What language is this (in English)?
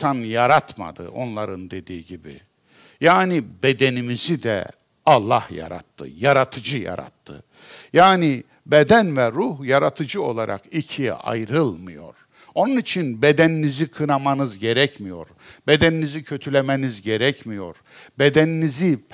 Turkish